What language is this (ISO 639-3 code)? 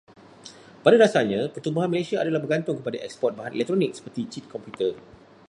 msa